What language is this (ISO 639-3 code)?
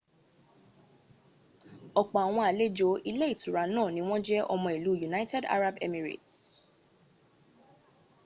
yor